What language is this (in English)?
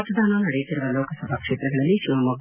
Kannada